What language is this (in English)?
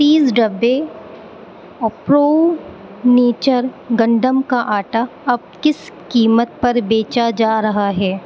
Urdu